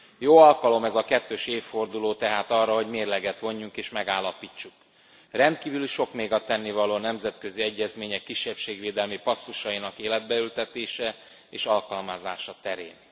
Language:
Hungarian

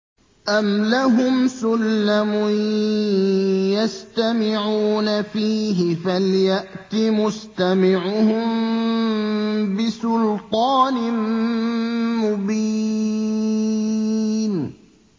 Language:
Arabic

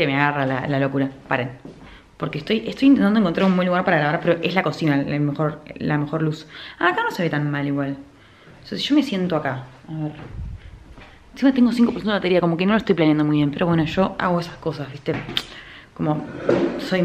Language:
Spanish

